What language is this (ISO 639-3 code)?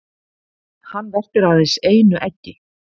isl